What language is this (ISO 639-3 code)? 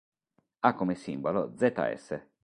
ita